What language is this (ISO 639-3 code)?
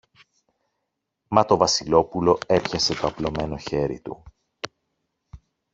ell